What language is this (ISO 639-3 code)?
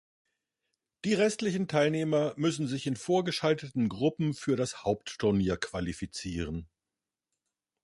deu